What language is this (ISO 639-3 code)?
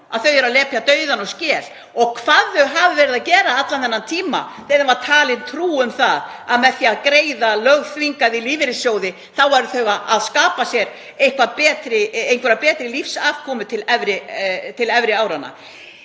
isl